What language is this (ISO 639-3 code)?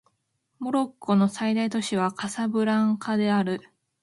jpn